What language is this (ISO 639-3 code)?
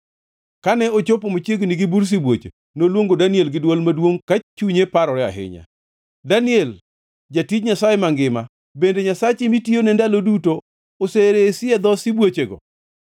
luo